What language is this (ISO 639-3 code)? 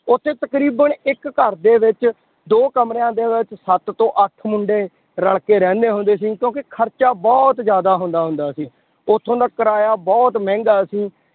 pan